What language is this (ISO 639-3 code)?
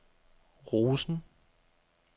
dan